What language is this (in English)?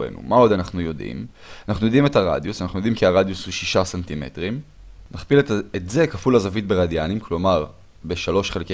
Hebrew